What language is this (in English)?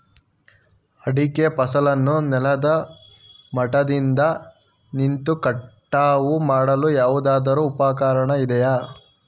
Kannada